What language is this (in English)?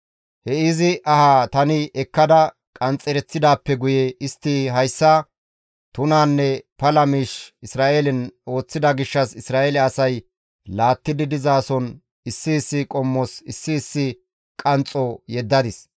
Gamo